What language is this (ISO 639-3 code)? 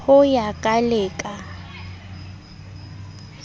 sot